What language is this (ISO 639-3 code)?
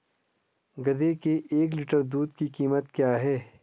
hin